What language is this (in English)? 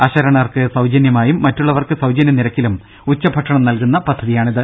Malayalam